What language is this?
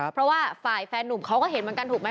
Thai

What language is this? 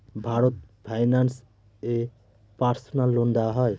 Bangla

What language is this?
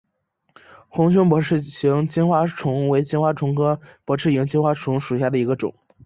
Chinese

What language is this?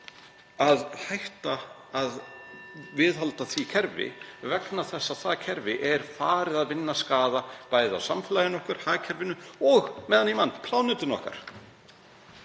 Icelandic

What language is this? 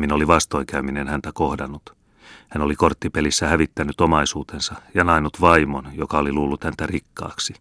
Finnish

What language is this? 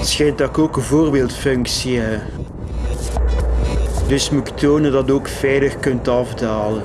Dutch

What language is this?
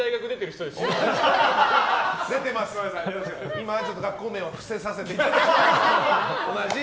Japanese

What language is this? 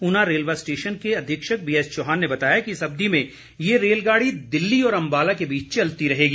Hindi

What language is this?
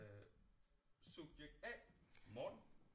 Danish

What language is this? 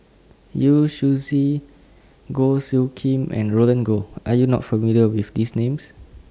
English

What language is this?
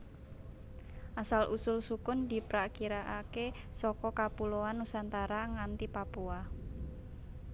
Javanese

